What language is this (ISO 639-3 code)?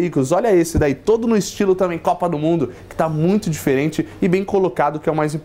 por